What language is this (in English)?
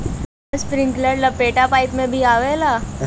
Bhojpuri